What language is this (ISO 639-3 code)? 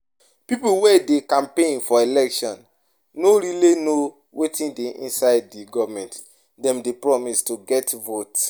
pcm